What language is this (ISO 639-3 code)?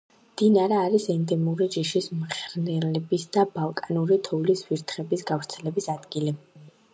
kat